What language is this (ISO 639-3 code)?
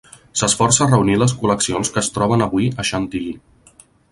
cat